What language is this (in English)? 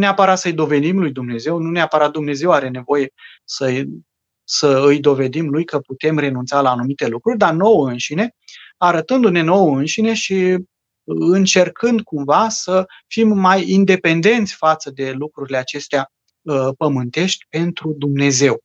Romanian